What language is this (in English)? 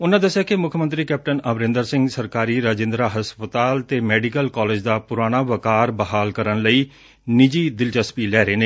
Punjabi